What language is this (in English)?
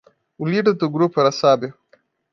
Portuguese